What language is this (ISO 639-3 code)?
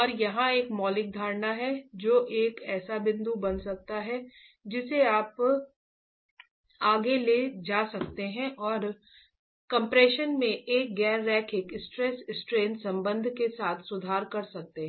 hin